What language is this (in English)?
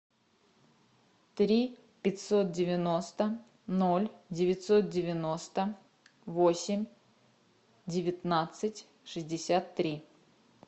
Russian